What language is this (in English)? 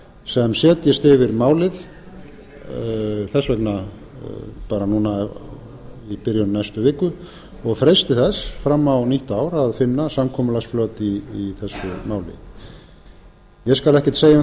Icelandic